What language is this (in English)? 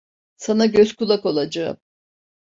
Turkish